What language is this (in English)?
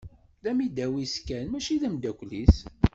Kabyle